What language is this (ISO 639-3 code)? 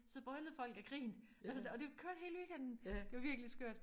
dan